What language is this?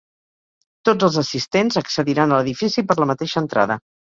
Catalan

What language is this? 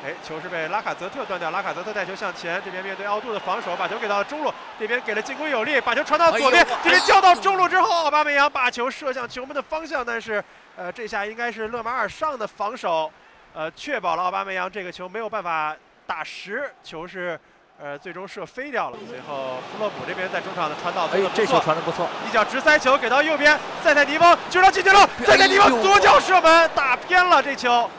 Chinese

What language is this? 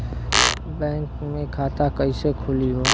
Bhojpuri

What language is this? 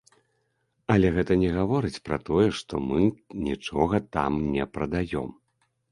Belarusian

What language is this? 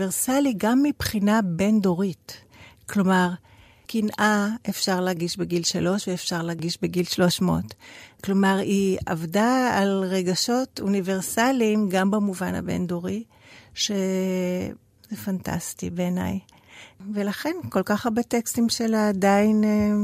Hebrew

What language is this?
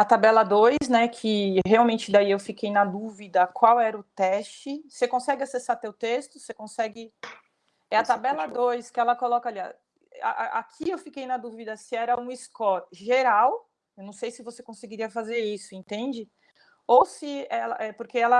Portuguese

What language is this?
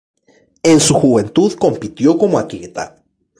Spanish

